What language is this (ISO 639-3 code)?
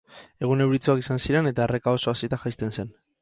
eus